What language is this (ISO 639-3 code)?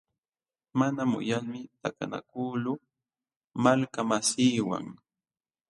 qxw